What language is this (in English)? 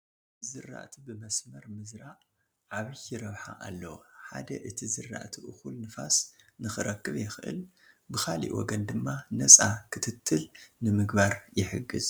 Tigrinya